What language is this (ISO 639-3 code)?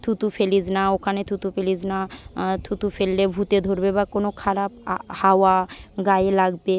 ben